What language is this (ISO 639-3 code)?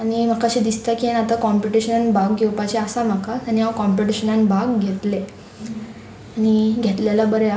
kok